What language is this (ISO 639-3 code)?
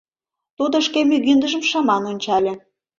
chm